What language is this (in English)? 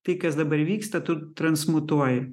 Lithuanian